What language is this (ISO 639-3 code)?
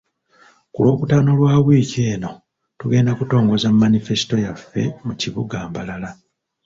lug